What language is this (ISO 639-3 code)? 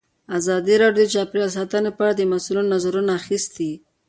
pus